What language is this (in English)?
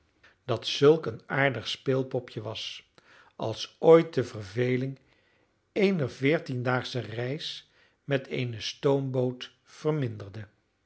Dutch